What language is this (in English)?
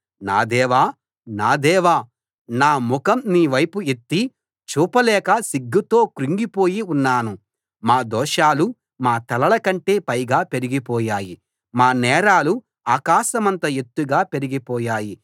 Telugu